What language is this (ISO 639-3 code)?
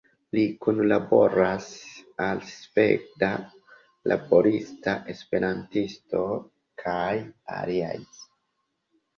epo